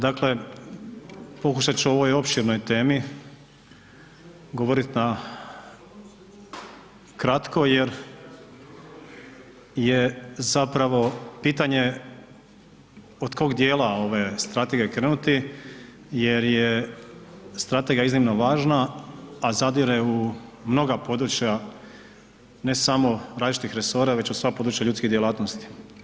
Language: Croatian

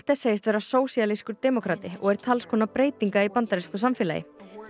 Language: Icelandic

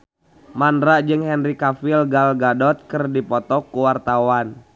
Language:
Sundanese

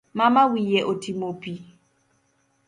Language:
Luo (Kenya and Tanzania)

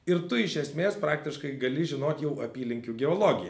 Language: Lithuanian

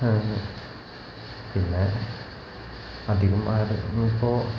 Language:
Malayalam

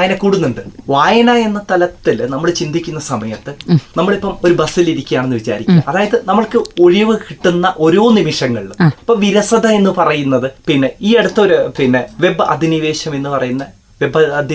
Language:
Malayalam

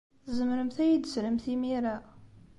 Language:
Kabyle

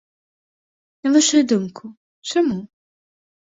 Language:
Belarusian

